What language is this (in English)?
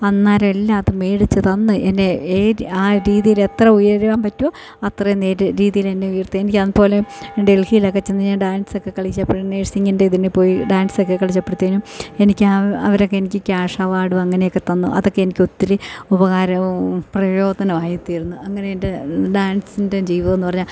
Malayalam